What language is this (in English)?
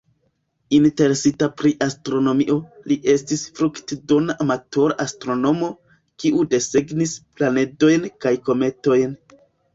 Esperanto